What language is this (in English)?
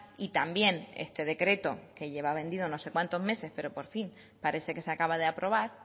Spanish